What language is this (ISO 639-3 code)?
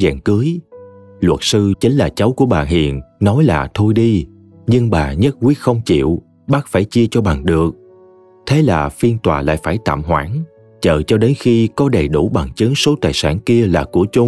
vie